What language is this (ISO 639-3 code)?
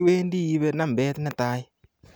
kln